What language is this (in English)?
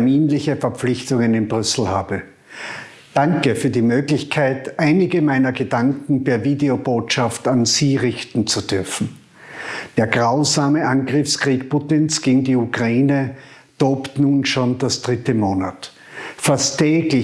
German